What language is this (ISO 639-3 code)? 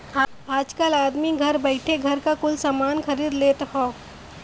bho